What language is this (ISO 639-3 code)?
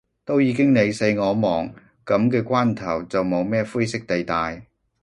yue